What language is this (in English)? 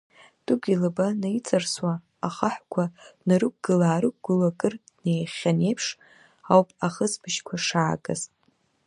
Abkhazian